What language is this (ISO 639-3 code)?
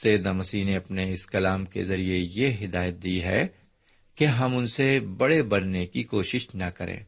urd